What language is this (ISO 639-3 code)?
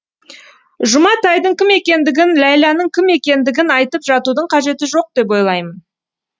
kaz